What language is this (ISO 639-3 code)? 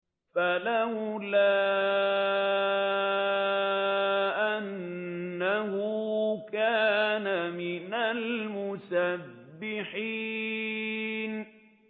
ara